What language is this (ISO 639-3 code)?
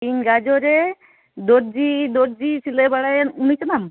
sat